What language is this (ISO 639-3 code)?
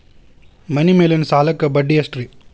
kan